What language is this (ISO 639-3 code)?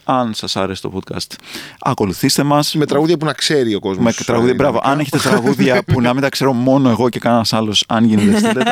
ell